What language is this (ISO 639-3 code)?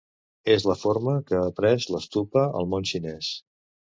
cat